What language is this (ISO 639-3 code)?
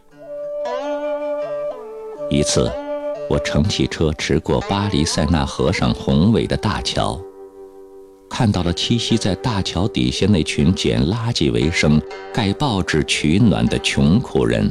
zho